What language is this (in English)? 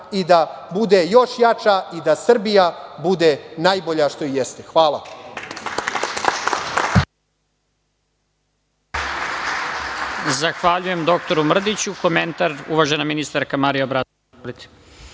Serbian